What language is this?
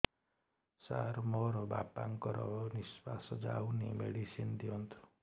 Odia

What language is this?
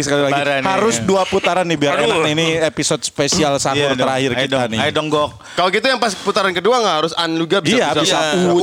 Indonesian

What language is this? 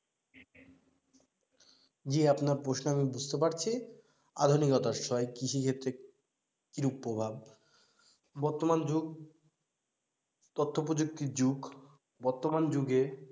Bangla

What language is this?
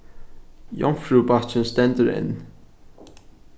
Faroese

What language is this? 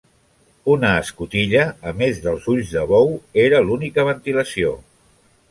Catalan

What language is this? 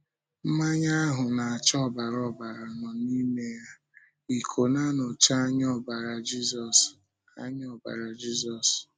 Igbo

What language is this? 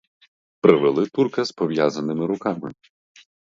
Ukrainian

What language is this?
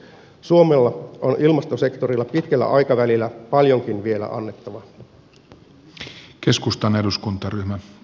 Finnish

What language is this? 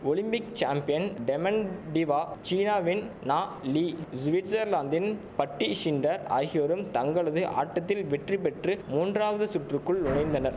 Tamil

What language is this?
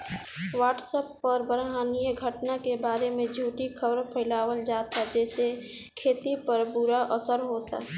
Bhojpuri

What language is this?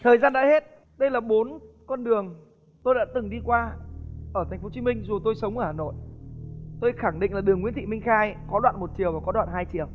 Vietnamese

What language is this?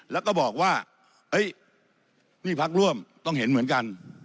Thai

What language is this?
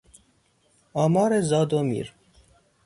Persian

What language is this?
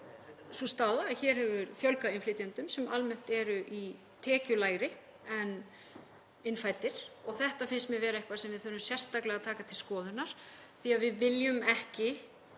Icelandic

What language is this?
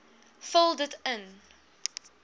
Afrikaans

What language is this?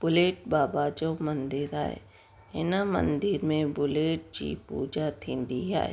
Sindhi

